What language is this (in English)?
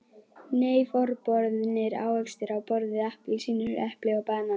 Icelandic